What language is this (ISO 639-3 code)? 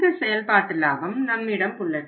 tam